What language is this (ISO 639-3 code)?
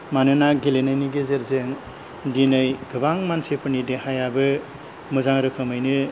brx